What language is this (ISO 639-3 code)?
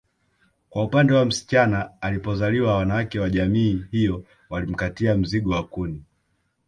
swa